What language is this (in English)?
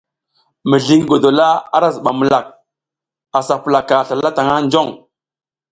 South Giziga